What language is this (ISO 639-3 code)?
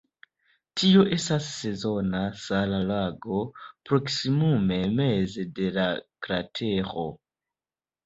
epo